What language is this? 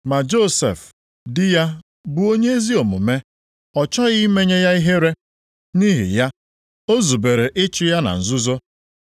Igbo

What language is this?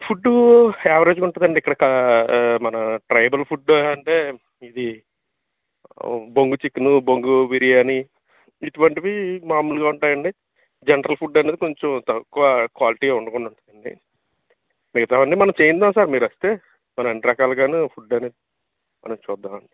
Telugu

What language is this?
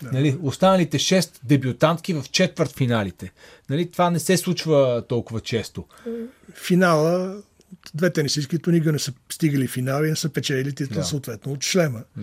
Bulgarian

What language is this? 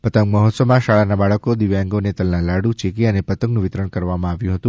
Gujarati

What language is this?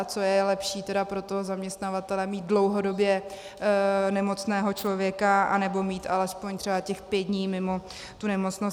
Czech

